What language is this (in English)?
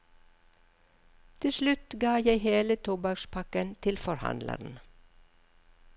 Norwegian